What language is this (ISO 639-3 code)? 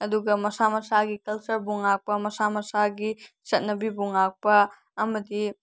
mni